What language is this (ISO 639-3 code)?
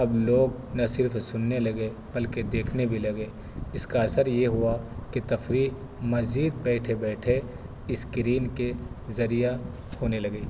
urd